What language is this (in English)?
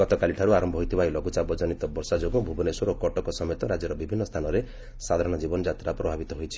Odia